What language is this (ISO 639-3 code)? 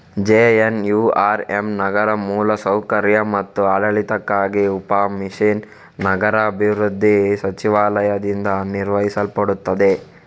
kan